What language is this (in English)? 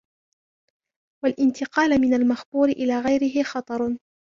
Arabic